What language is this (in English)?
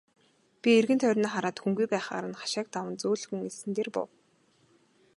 Mongolian